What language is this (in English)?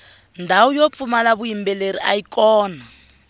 Tsonga